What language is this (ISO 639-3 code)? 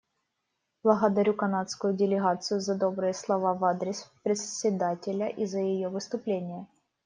rus